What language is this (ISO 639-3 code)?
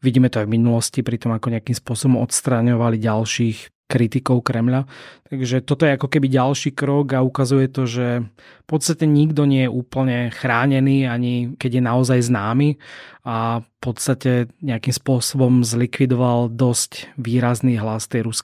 slk